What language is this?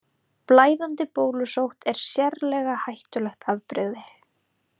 Icelandic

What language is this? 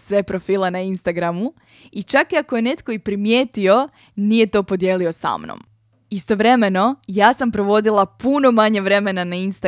Croatian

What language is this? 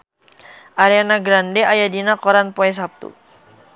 Sundanese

